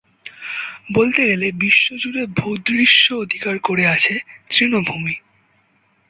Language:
Bangla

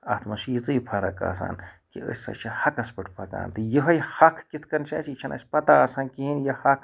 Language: Kashmiri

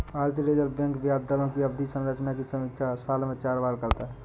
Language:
Hindi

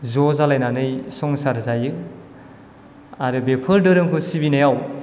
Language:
Bodo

